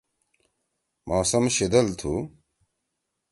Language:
Torwali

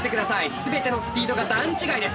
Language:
Japanese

